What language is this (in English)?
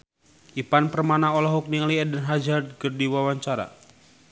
Sundanese